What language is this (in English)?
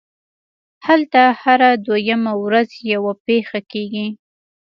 Pashto